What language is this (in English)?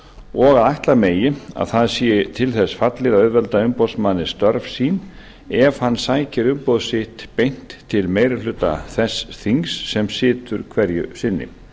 Icelandic